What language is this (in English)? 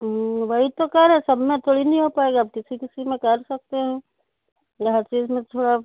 Urdu